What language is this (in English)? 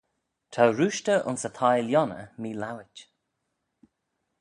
Manx